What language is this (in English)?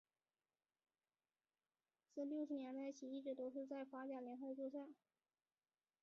Chinese